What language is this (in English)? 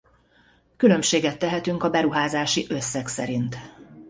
Hungarian